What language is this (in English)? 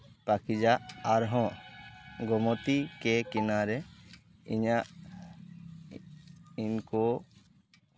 Santali